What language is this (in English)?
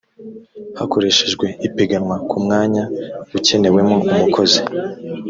Kinyarwanda